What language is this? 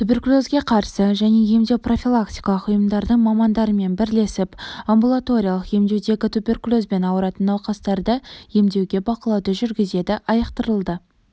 Kazakh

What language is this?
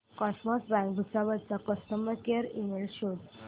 Marathi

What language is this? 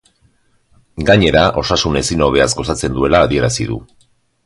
Basque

